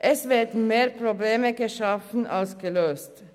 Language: Swiss German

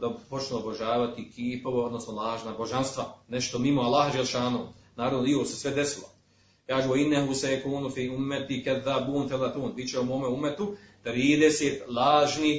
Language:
Croatian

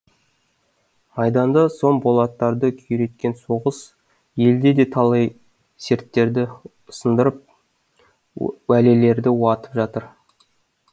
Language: Kazakh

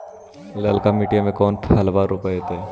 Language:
Magahi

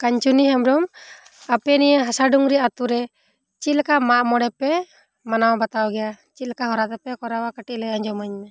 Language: Santali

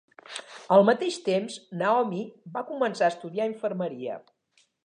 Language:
Catalan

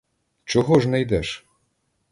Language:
Ukrainian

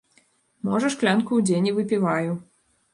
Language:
Belarusian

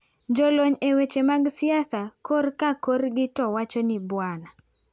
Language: Luo (Kenya and Tanzania)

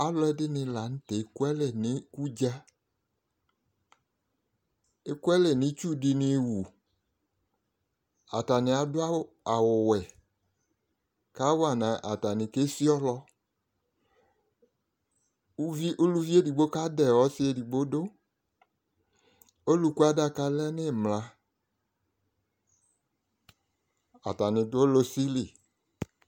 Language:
Ikposo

